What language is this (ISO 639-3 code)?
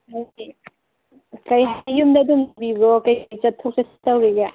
mni